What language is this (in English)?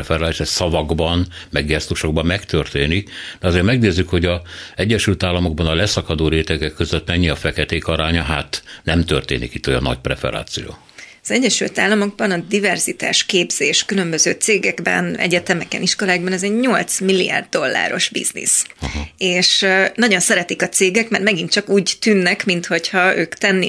Hungarian